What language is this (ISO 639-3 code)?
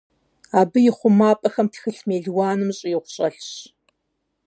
kbd